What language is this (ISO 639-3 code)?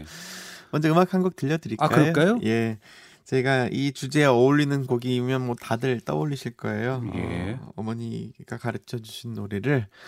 kor